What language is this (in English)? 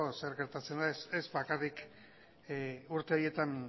Basque